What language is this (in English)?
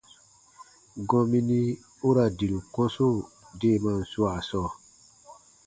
Baatonum